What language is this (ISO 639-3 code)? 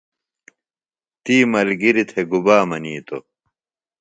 phl